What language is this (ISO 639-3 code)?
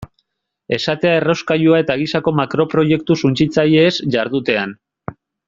eus